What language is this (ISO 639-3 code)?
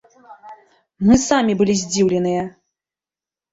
bel